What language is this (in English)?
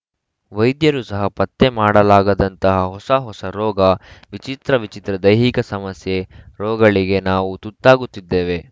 Kannada